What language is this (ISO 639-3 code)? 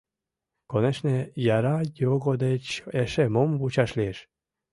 chm